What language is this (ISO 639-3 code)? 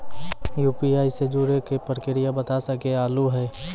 mai